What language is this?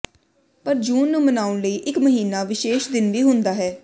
Punjabi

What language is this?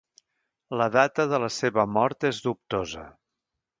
Catalan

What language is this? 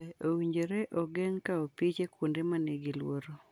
Luo (Kenya and Tanzania)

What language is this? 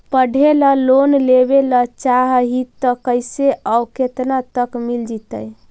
Magahi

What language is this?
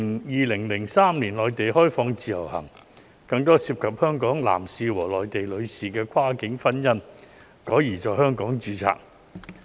Cantonese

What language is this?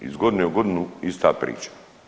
Croatian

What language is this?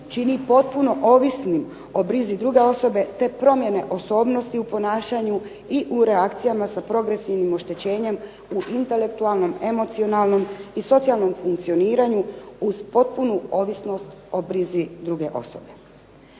Croatian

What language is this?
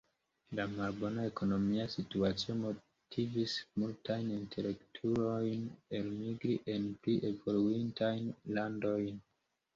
Esperanto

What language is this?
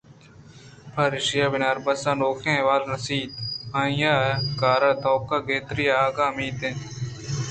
Eastern Balochi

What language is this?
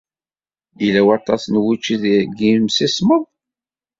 Kabyle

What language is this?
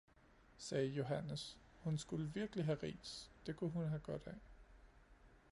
Danish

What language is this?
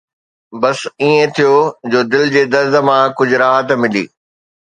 Sindhi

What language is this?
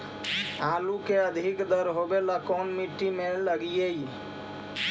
Magahi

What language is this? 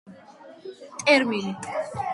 Georgian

